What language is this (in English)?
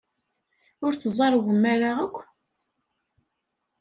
Kabyle